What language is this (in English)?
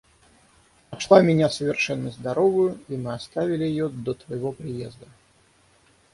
Russian